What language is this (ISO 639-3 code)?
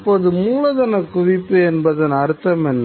tam